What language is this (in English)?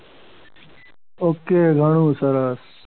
Gujarati